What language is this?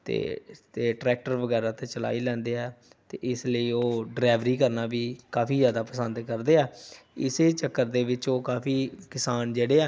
Punjabi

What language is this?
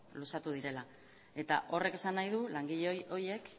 Basque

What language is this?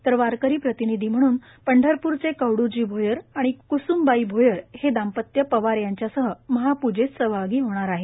Marathi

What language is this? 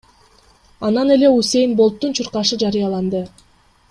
Kyrgyz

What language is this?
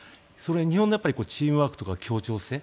Japanese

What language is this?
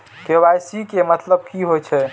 Maithili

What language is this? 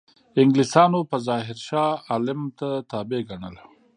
Pashto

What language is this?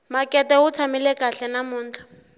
Tsonga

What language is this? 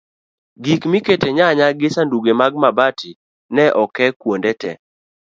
Luo (Kenya and Tanzania)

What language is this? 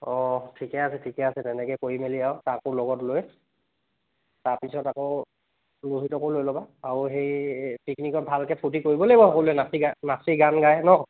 Assamese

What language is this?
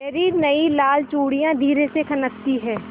Hindi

